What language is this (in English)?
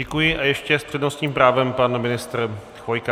Czech